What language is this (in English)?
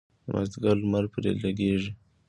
Pashto